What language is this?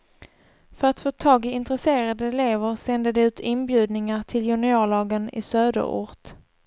Swedish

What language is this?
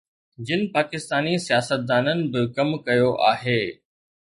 Sindhi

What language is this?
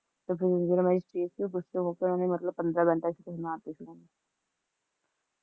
Punjabi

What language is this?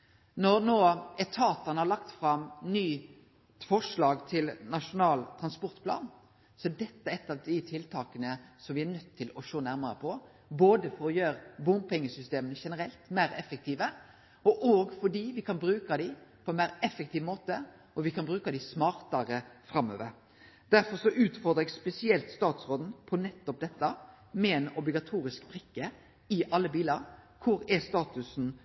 Norwegian Nynorsk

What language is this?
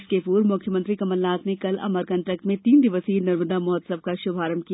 Hindi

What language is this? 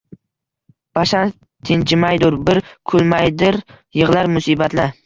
Uzbek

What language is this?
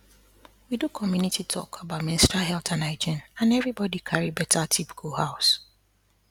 Nigerian Pidgin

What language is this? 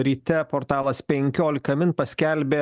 Lithuanian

